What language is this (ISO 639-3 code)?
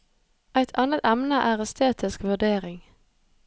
nor